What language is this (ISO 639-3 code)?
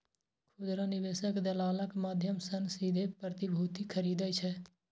mai